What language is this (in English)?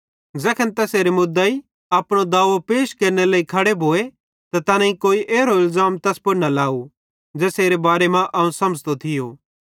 Bhadrawahi